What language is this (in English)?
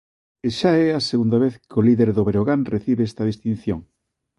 Galician